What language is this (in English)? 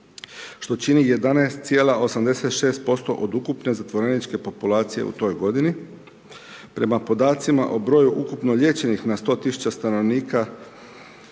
Croatian